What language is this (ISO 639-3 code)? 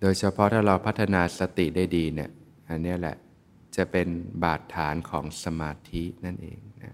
tha